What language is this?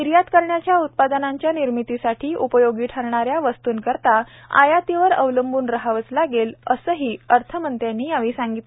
Marathi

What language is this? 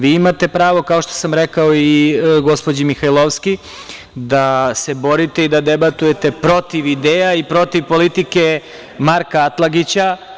Serbian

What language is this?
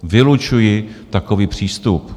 Czech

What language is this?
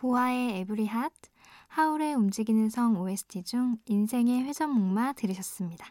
Korean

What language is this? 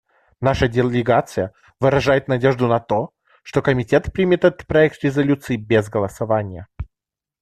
Russian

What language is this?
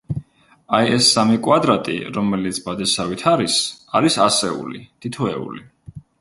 Georgian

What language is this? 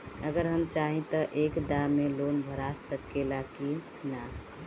Bhojpuri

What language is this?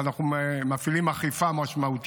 Hebrew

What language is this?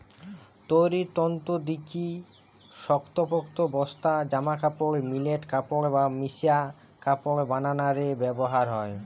Bangla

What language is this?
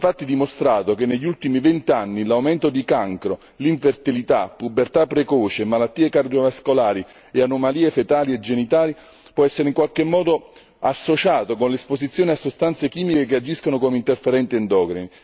Italian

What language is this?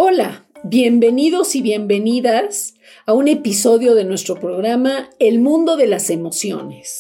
Spanish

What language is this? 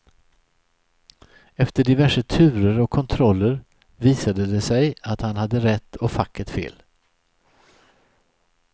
Swedish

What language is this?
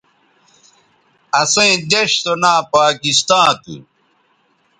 Bateri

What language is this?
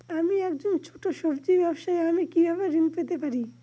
Bangla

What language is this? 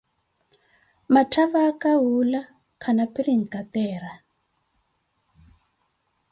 Koti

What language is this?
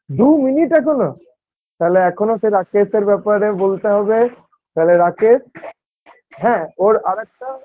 Bangla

